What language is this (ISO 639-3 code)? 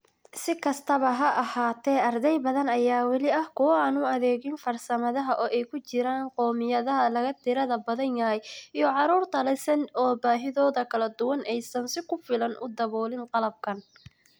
som